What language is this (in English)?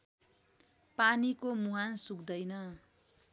Nepali